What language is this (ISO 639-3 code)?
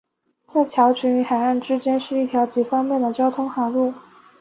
zho